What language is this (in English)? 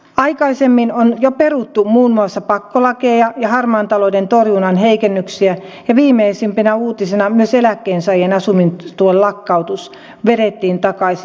Finnish